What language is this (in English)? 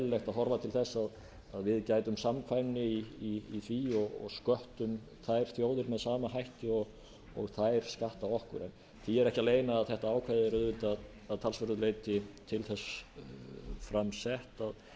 Icelandic